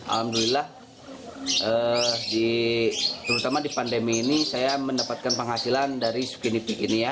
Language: Indonesian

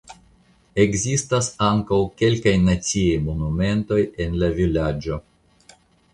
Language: Esperanto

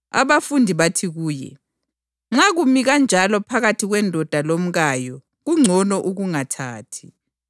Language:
North Ndebele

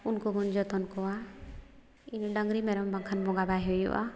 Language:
Santali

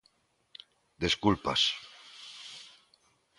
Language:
Galician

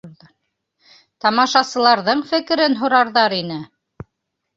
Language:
Bashkir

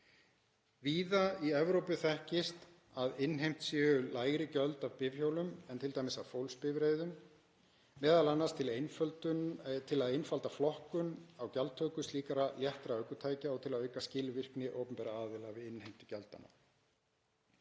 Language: Icelandic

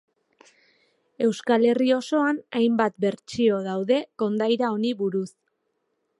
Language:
Basque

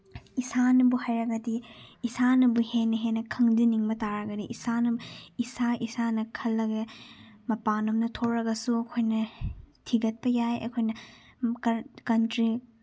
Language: Manipuri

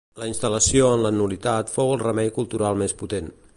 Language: Catalan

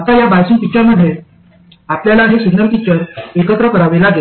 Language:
Marathi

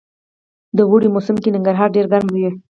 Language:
Pashto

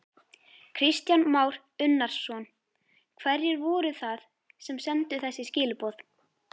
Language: Icelandic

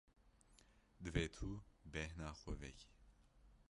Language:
Kurdish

